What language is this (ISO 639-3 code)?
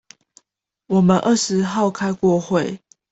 zho